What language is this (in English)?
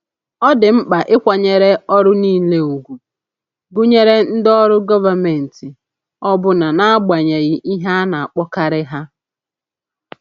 Igbo